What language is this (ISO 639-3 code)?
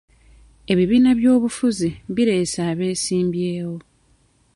lug